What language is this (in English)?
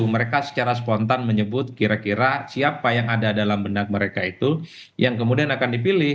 Indonesian